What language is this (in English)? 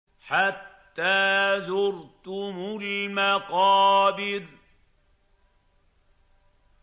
Arabic